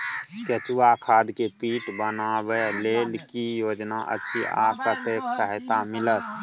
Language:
Maithili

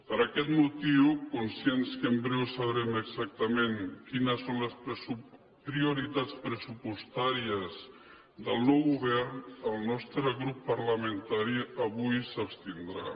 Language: Catalan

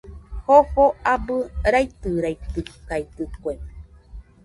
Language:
Nüpode Huitoto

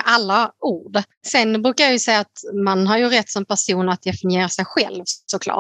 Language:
Swedish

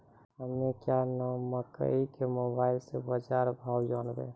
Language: Maithili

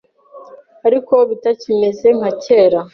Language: Kinyarwanda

